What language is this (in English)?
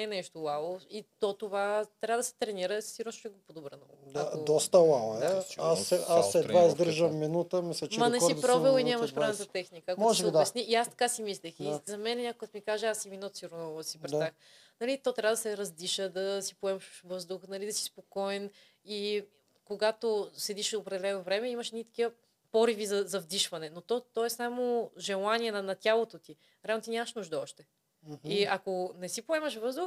Bulgarian